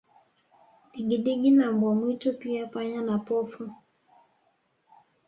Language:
Swahili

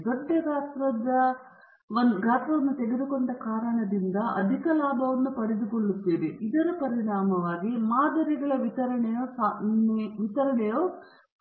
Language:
Kannada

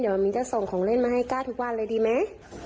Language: Thai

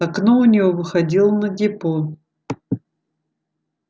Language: Russian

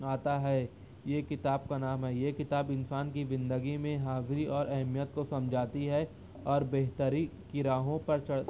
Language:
Urdu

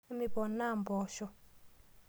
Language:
Masai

